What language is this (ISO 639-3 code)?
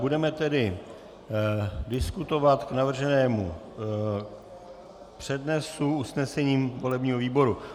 ces